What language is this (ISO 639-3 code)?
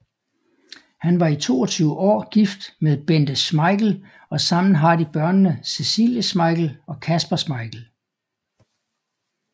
dan